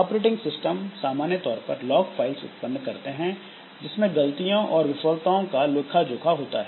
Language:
Hindi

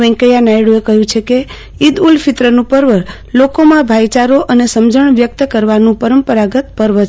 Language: Gujarati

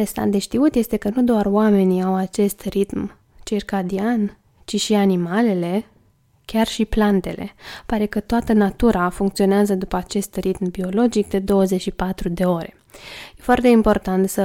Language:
Romanian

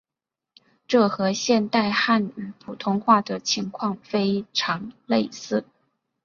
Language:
Chinese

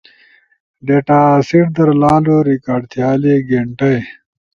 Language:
Ushojo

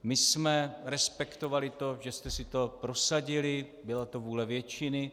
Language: Czech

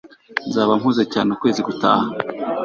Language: Kinyarwanda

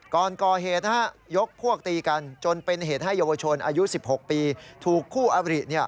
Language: Thai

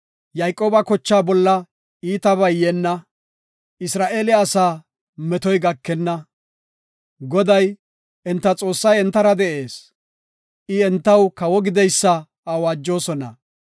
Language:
Gofa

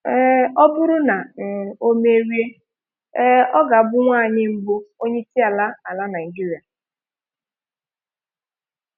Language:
Igbo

